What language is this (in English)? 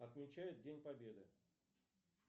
Russian